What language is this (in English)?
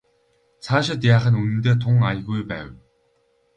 Mongolian